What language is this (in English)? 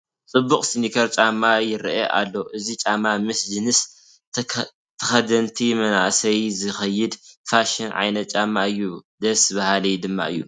Tigrinya